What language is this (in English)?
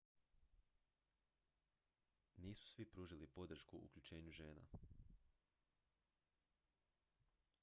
Croatian